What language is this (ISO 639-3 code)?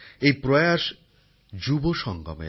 ben